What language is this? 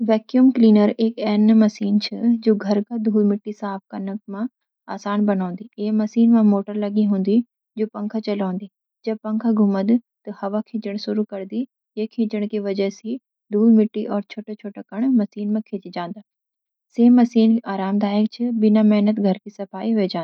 Garhwali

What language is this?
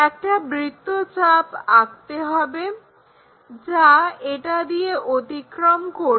Bangla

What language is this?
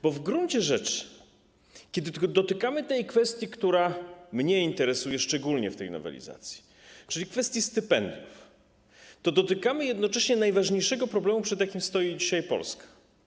Polish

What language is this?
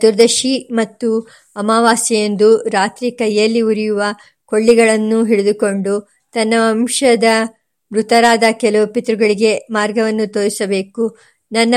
Kannada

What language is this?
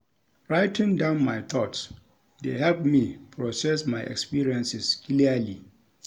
Nigerian Pidgin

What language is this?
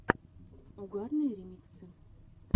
Russian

